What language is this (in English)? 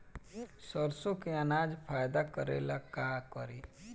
Bhojpuri